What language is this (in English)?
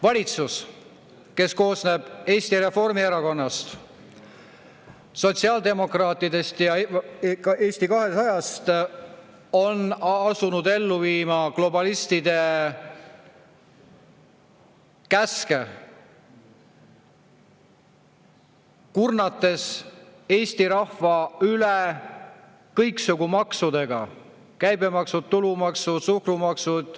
Estonian